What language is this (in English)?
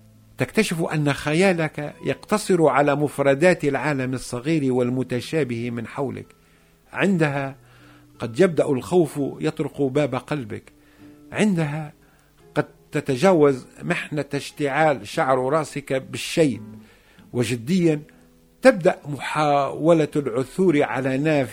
Arabic